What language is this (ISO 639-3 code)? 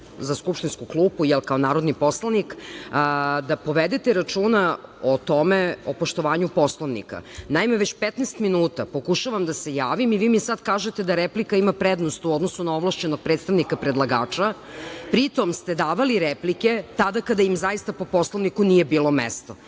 srp